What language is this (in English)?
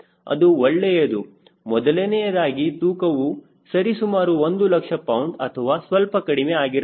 Kannada